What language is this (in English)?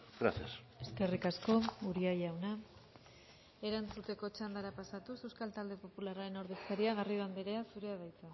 Basque